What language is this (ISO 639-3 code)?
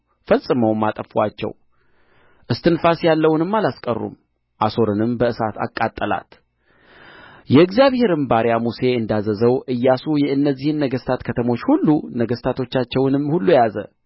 amh